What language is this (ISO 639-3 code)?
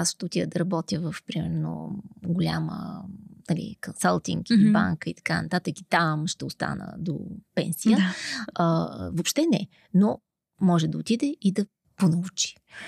bul